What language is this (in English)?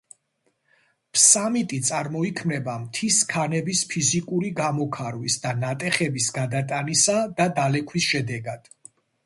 Georgian